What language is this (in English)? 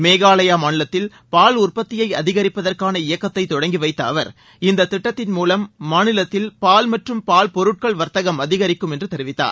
Tamil